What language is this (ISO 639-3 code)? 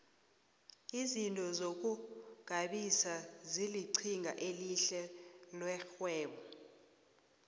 nbl